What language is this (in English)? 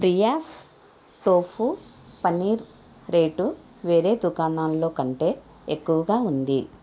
Telugu